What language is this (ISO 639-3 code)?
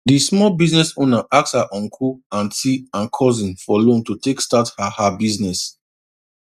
pcm